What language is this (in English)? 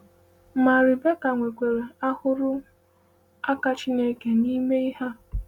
Igbo